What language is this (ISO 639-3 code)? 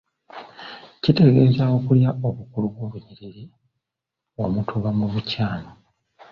lug